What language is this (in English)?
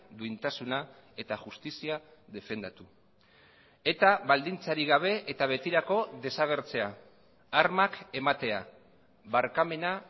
Basque